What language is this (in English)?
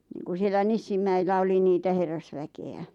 Finnish